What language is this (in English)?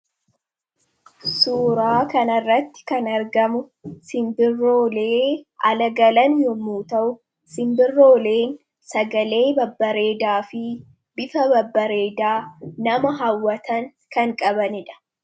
Oromo